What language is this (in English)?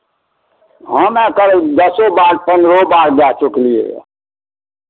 Maithili